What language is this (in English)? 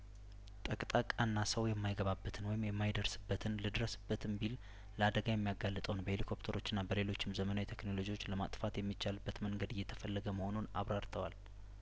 Amharic